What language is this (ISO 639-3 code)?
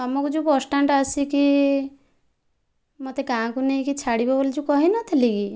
ori